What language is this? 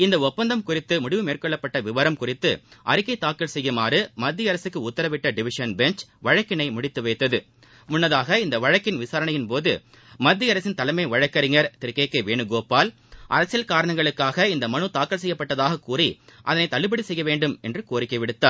Tamil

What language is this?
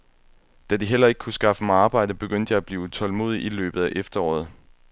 Danish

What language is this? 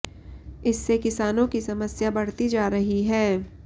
Hindi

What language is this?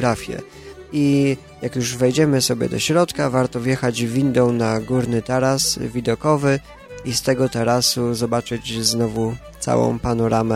Polish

